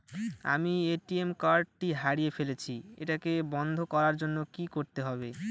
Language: Bangla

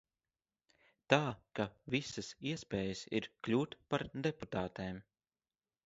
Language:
Latvian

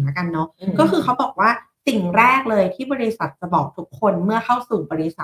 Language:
Thai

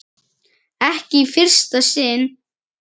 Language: Icelandic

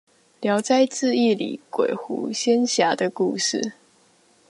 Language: Chinese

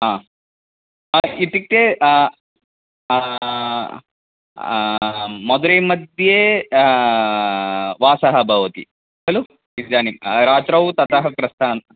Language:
Sanskrit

